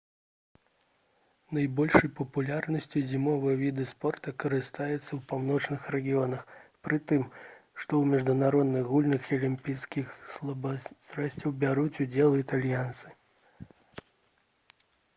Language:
Belarusian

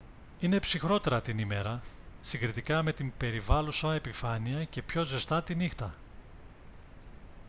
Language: Greek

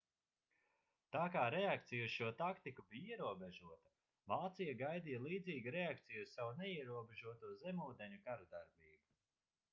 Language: Latvian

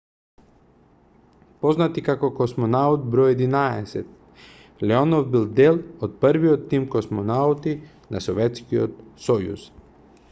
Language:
Macedonian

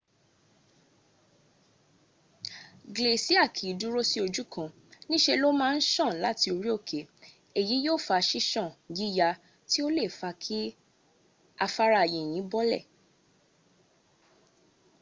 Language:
Yoruba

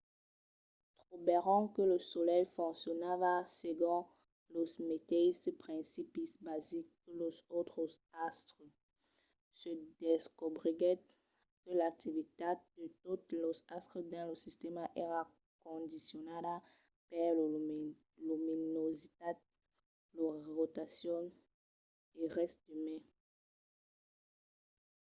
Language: Occitan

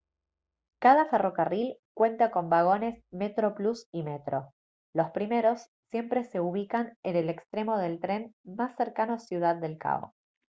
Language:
Spanish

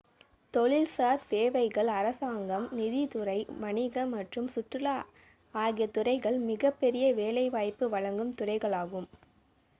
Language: Tamil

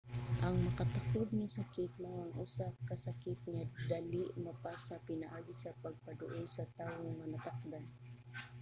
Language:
Cebuano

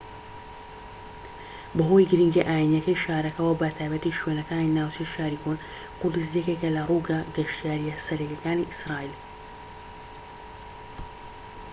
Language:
Central Kurdish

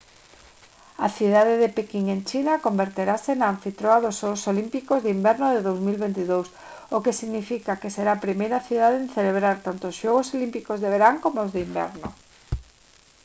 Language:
Galician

